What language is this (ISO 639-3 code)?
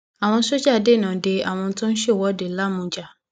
yor